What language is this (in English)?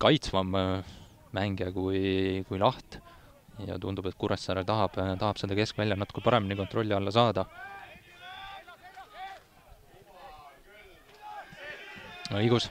Finnish